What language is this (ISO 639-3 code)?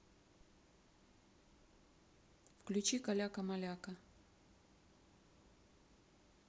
rus